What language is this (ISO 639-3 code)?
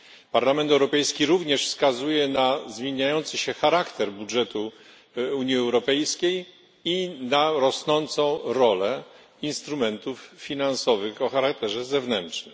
pol